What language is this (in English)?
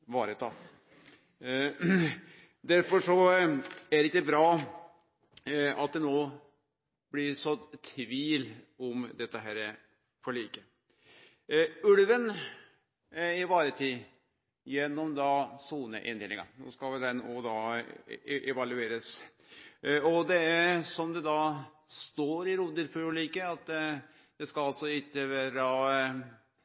Norwegian Nynorsk